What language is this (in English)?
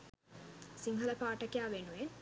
Sinhala